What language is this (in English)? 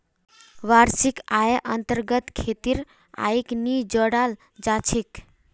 Magahi